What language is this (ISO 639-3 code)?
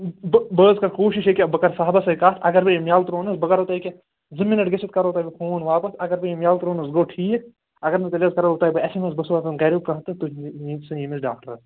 kas